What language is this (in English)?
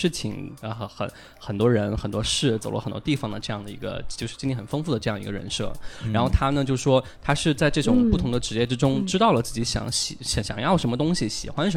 Chinese